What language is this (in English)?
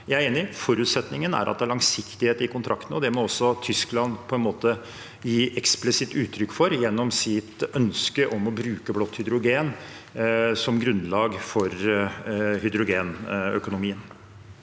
Norwegian